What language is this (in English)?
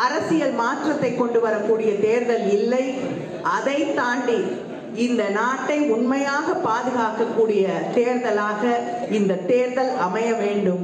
Tamil